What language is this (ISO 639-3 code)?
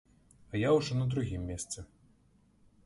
bel